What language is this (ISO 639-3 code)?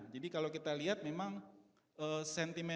ind